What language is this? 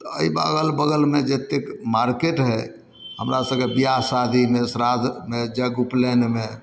Maithili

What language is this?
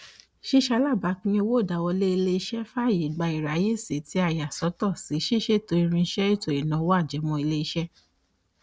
Yoruba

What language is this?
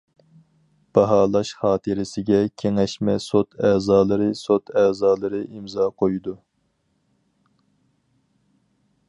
Uyghur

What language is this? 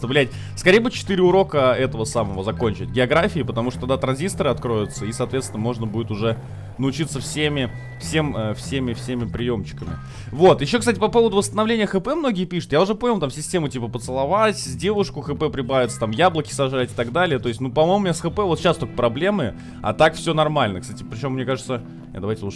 Russian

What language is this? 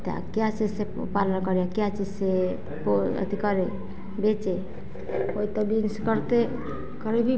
Hindi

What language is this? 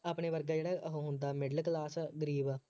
Punjabi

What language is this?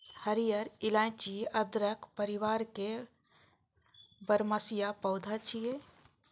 Maithili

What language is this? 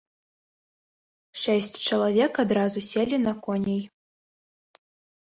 Belarusian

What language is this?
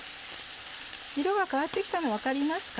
Japanese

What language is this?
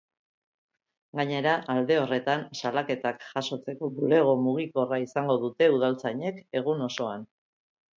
Basque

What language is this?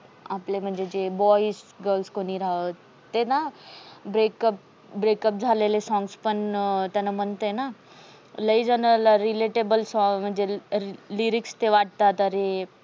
Marathi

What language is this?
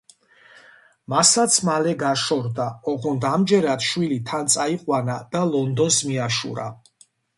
Georgian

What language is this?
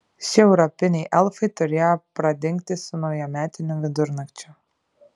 Lithuanian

